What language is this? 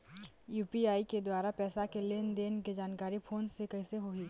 Chhattisgarhi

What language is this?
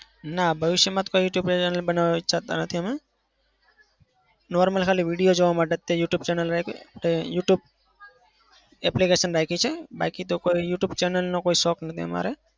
Gujarati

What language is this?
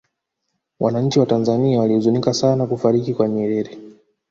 Swahili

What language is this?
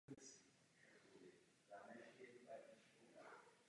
Czech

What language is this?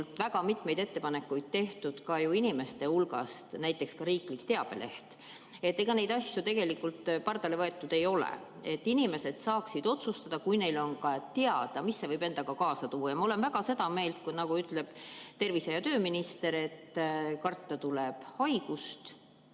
Estonian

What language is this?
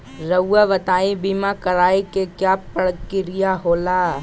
Magahi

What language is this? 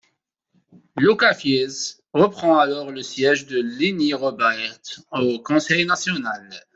French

